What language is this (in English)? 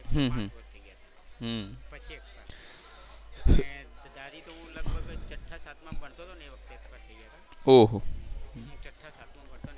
Gujarati